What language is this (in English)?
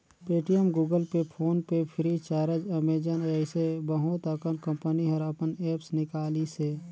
Chhattisgarhi